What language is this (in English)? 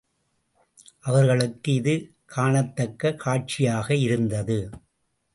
Tamil